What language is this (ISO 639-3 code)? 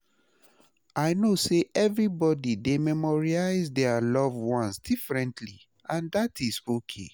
pcm